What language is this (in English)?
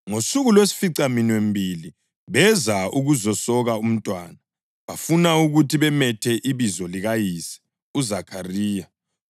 North Ndebele